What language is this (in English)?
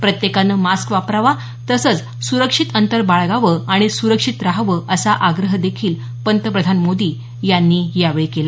Marathi